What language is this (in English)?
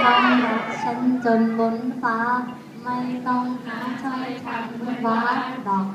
Thai